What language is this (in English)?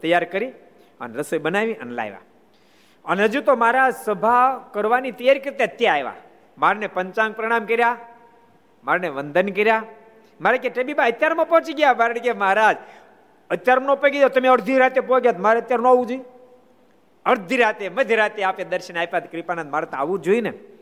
Gujarati